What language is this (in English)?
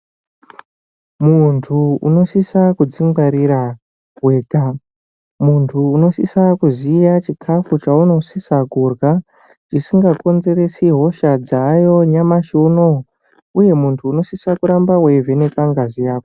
Ndau